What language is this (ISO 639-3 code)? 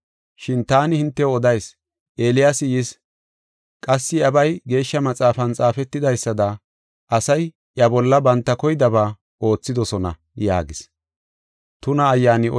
gof